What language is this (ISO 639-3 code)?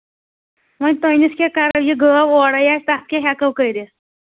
kas